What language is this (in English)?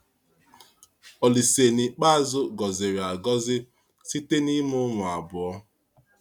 Igbo